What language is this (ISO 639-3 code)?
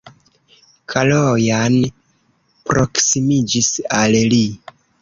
epo